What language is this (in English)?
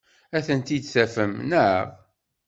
Kabyle